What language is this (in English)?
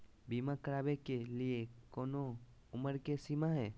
Magahi